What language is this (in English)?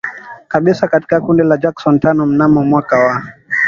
Swahili